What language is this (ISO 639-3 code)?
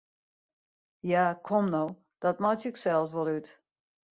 fry